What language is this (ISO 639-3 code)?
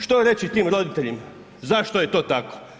hrv